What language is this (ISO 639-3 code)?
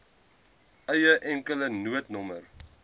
afr